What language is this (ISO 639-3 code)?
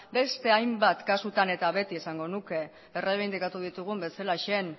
eus